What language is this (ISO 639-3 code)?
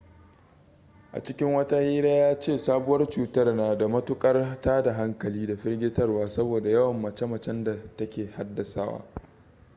hau